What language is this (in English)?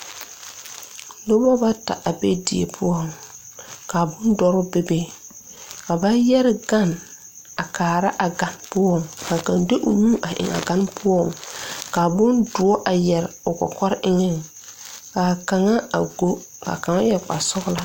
Southern Dagaare